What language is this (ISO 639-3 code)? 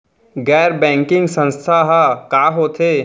hne